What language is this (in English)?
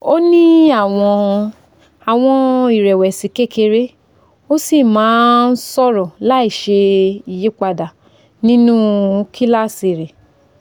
Yoruba